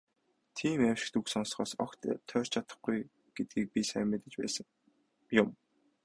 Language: Mongolian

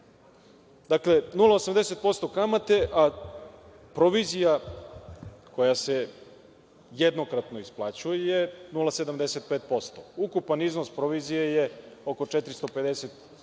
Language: Serbian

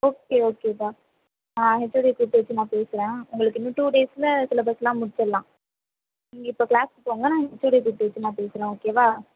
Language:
Tamil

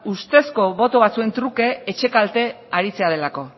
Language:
Basque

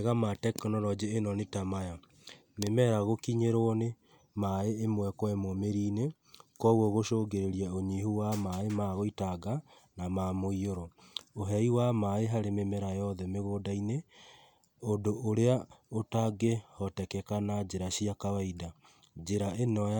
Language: Kikuyu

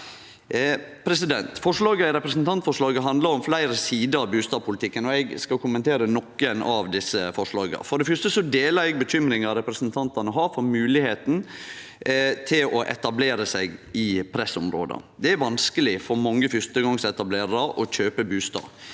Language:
Norwegian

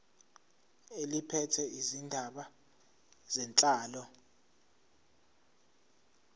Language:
Zulu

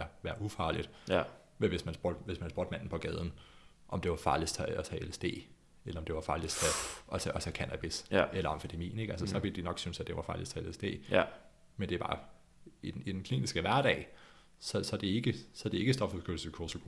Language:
Danish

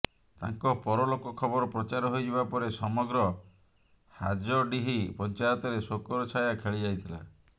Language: Odia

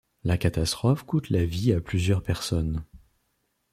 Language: French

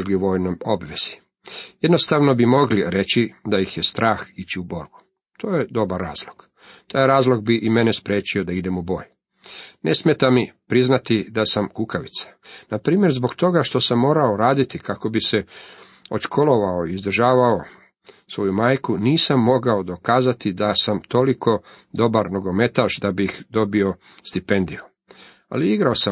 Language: Croatian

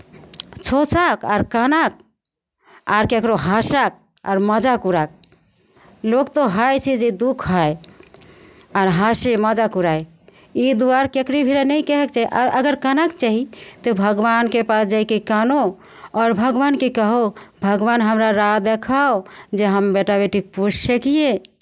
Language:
Maithili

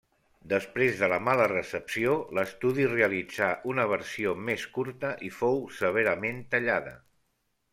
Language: Catalan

